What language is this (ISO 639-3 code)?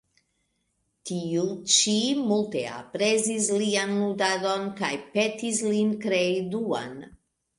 epo